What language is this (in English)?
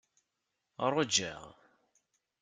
Kabyle